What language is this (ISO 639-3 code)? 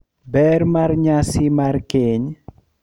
luo